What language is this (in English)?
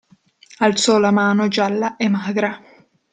Italian